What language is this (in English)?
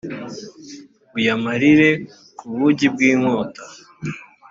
Kinyarwanda